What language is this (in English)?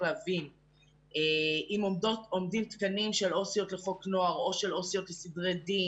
Hebrew